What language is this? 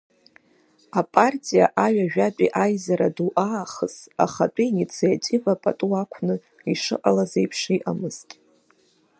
Abkhazian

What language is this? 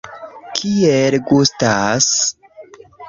Esperanto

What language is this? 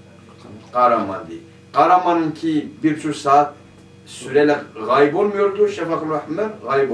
Turkish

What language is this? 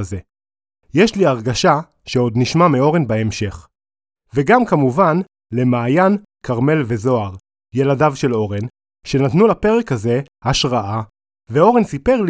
Hebrew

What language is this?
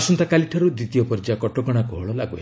Odia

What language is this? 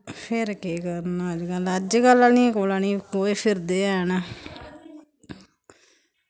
Dogri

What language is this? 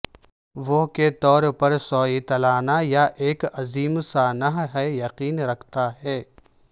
Urdu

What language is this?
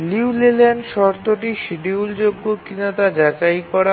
Bangla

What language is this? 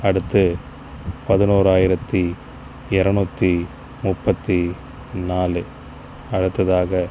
Tamil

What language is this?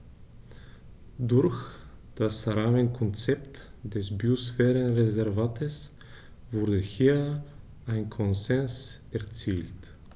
German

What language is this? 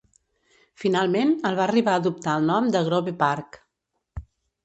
Catalan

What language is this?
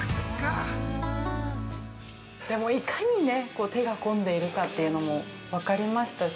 Japanese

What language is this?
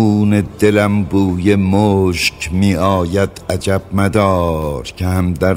Persian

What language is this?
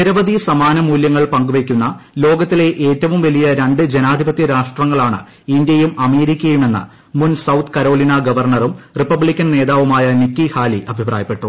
Malayalam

